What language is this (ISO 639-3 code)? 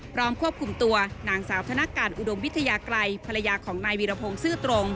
tha